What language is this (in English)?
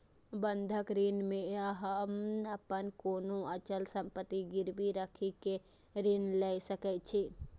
Maithili